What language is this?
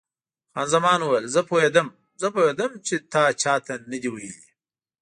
Pashto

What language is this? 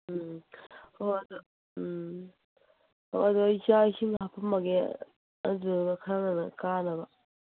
Manipuri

